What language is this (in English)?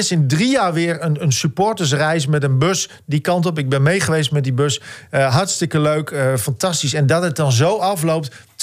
Dutch